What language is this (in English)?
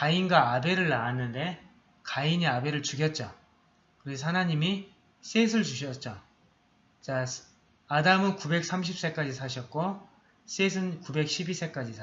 Korean